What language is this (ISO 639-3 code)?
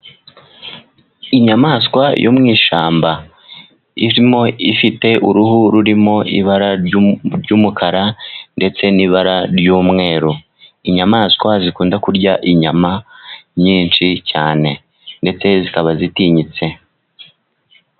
kin